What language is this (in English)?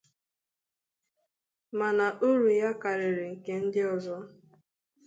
Igbo